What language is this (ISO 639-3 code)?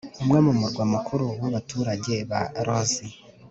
kin